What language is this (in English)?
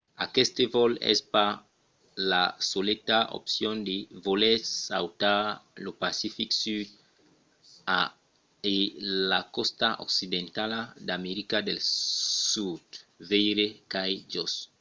Occitan